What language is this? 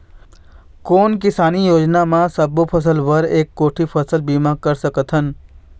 Chhattisgarhi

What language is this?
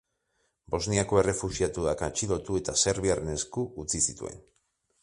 Basque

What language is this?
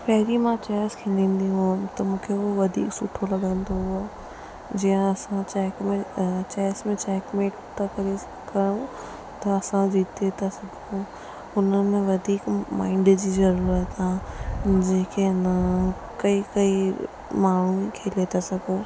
Sindhi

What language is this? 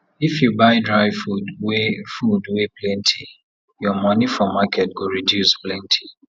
Nigerian Pidgin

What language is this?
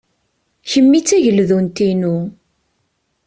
Kabyle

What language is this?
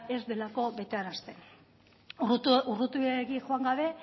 Basque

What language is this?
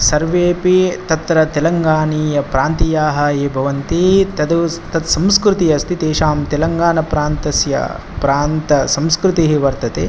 Sanskrit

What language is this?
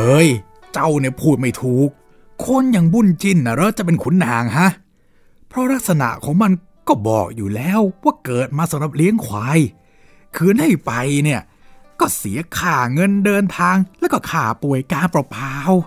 Thai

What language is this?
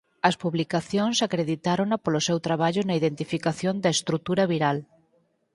Galician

